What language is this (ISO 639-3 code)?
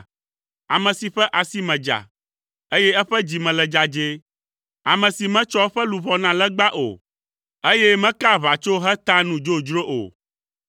ewe